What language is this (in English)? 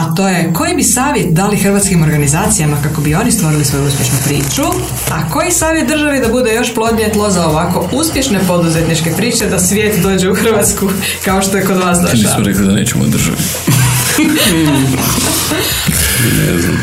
Croatian